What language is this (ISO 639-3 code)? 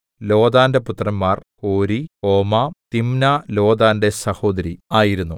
mal